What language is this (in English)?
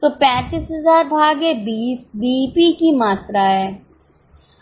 Hindi